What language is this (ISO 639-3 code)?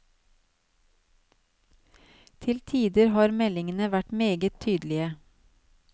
nor